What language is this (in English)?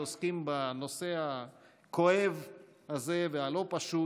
Hebrew